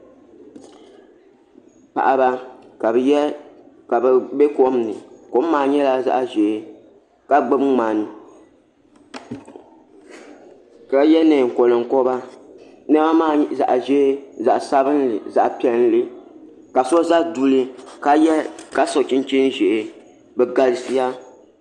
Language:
Dagbani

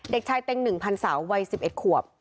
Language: Thai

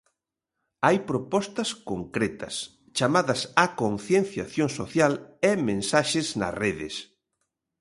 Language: Galician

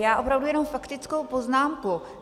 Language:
Czech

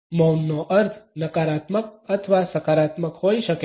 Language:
Gujarati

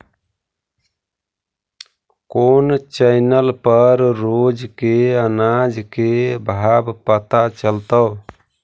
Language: Magahi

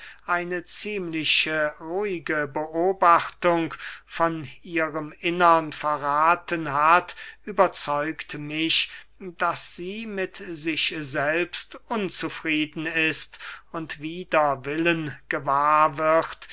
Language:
German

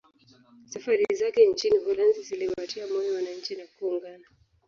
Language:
Swahili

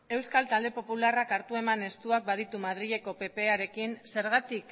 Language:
Basque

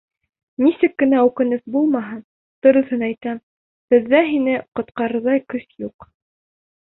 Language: Bashkir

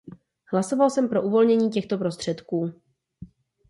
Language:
Czech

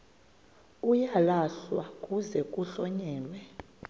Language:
Xhosa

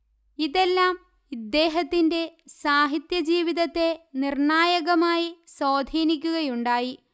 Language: Malayalam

